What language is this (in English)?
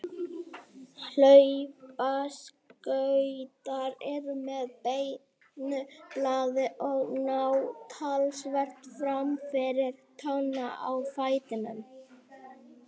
Icelandic